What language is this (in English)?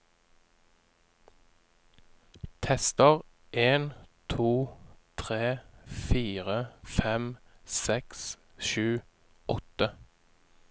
Norwegian